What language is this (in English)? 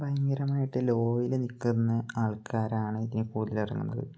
Malayalam